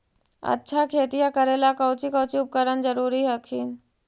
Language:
Magahi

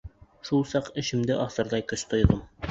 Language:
Bashkir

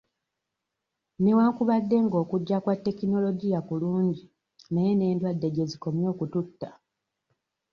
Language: Ganda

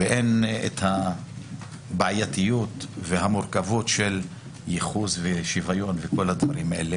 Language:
Hebrew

